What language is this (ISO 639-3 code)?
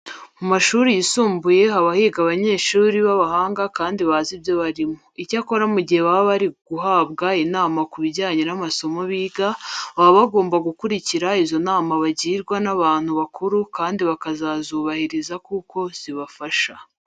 kin